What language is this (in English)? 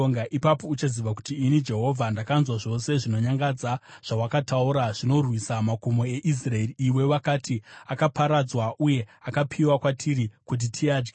Shona